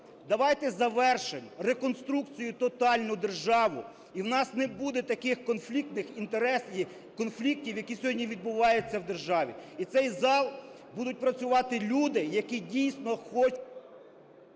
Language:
Ukrainian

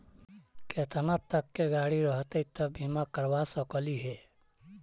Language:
Magahi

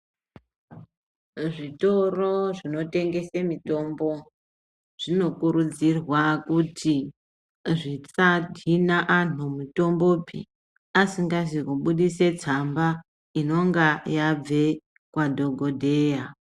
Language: Ndau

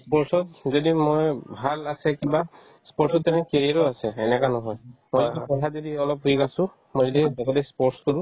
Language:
Assamese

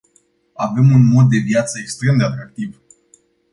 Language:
Romanian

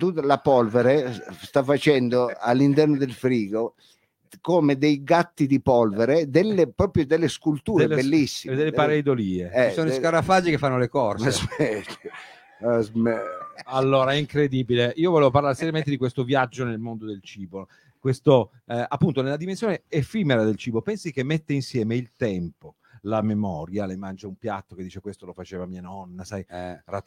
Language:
Italian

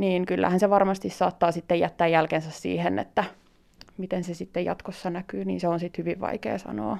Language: Finnish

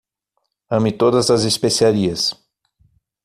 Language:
Portuguese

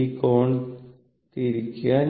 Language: Malayalam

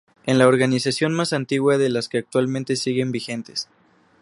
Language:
Spanish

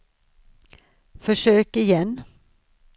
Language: Swedish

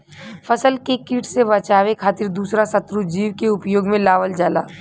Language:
Bhojpuri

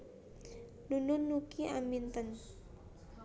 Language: Javanese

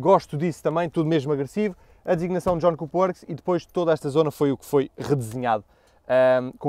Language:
Portuguese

